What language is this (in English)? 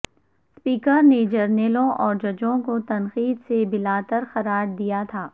Urdu